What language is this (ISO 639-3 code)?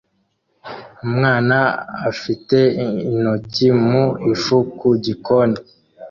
kin